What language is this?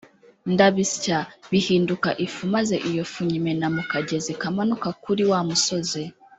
Kinyarwanda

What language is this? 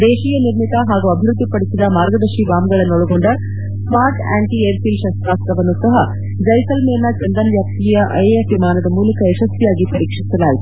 Kannada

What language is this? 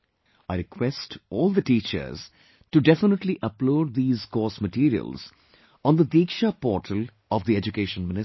English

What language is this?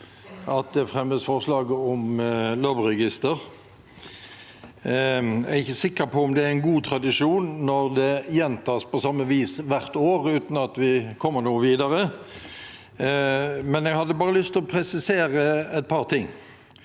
Norwegian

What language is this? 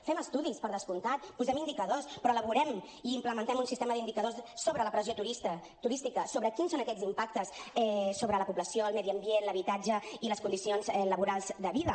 Catalan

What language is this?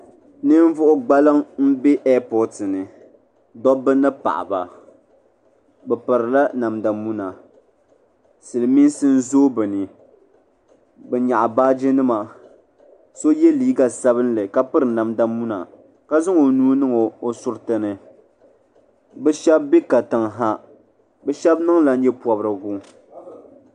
Dagbani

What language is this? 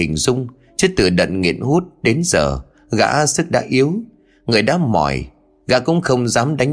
Vietnamese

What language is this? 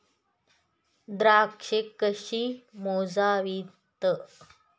Marathi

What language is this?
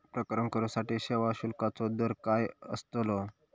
Marathi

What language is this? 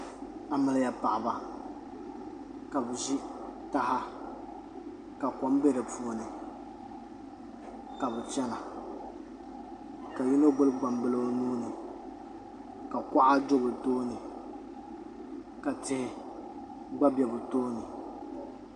Dagbani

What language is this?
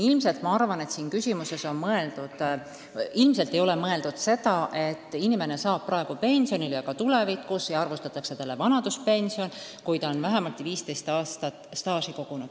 Estonian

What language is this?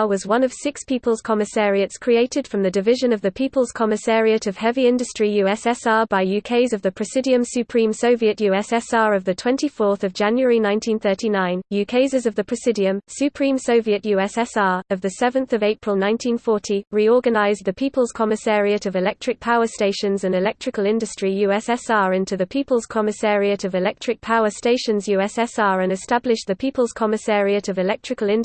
English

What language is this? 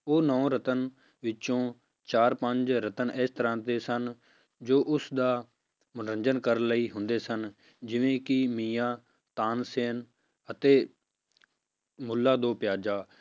Punjabi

